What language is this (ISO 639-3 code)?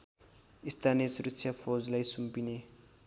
nep